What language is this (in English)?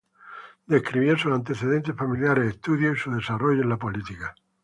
Spanish